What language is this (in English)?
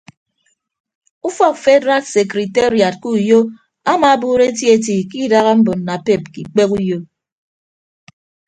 Ibibio